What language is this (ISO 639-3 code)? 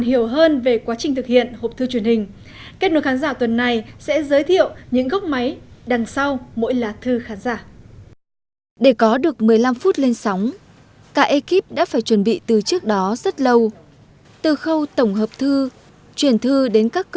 vie